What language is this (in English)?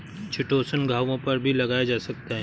Hindi